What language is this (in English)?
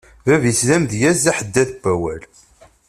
Kabyle